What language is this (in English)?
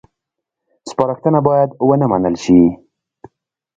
Pashto